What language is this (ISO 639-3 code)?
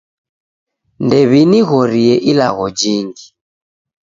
dav